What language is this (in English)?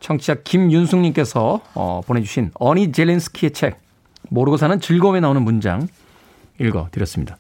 Korean